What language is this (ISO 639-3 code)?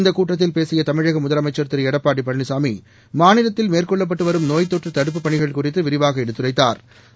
tam